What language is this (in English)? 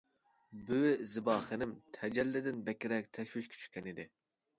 Uyghur